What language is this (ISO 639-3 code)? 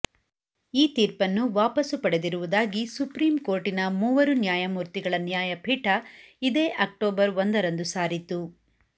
kan